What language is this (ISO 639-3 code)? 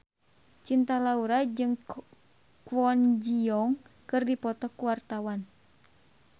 sun